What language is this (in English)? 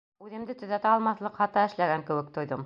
Bashkir